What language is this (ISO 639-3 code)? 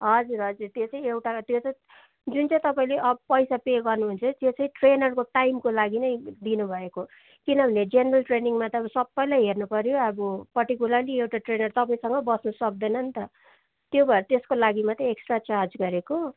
nep